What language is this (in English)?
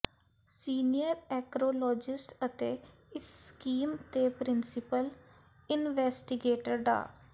Punjabi